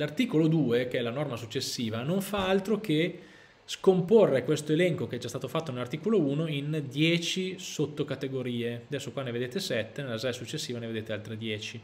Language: Italian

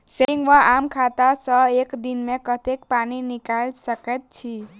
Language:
Maithili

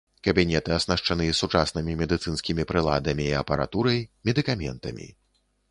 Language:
Belarusian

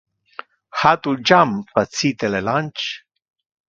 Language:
Interlingua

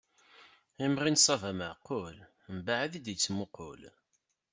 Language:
Kabyle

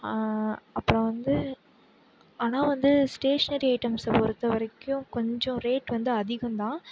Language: Tamil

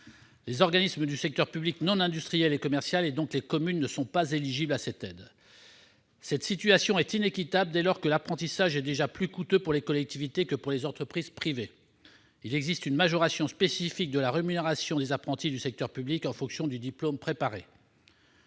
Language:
French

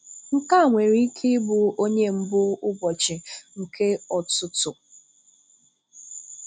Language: Igbo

